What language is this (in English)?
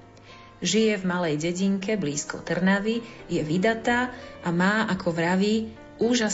Slovak